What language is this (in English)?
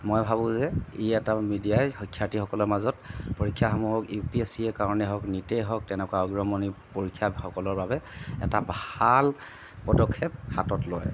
Assamese